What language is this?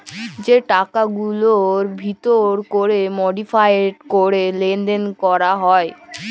Bangla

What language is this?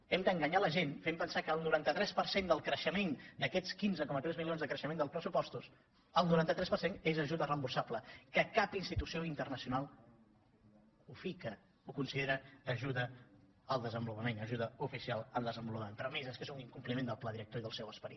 Catalan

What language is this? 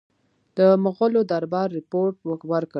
Pashto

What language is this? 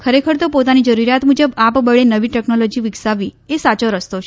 Gujarati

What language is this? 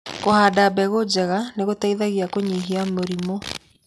Kikuyu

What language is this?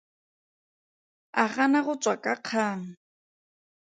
Tswana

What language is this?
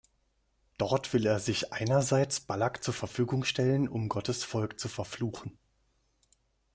German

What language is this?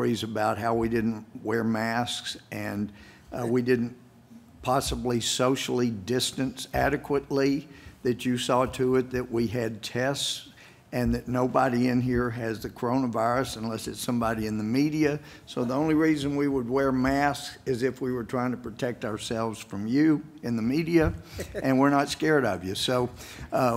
English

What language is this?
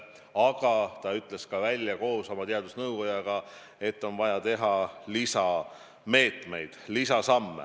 Estonian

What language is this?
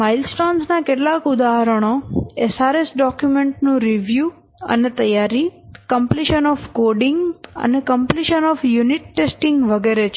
Gujarati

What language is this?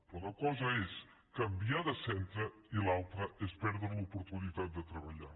Catalan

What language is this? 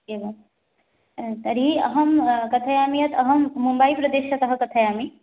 Sanskrit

